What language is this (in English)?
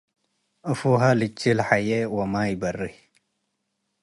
Tigre